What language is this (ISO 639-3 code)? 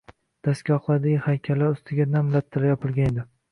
uzb